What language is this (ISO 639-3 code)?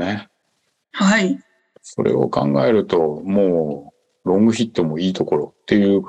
jpn